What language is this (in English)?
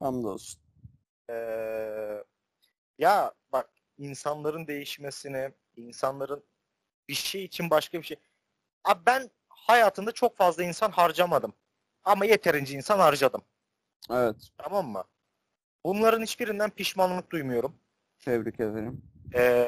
Turkish